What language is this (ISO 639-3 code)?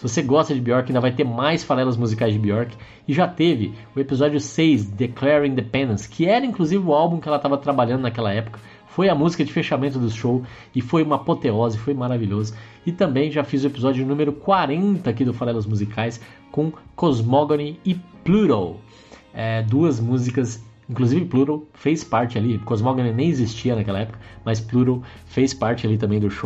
por